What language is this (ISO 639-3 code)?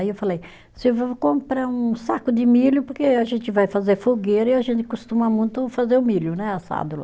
por